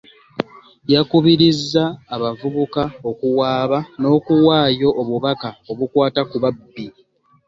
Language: Ganda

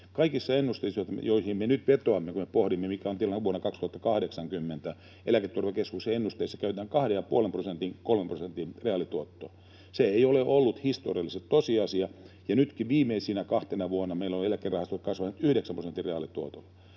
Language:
Finnish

